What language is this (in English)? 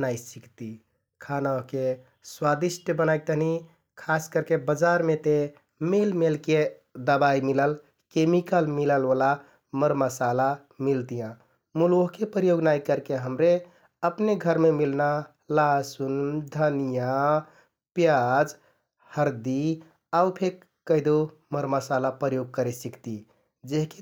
Kathoriya Tharu